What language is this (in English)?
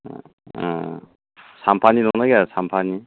Bodo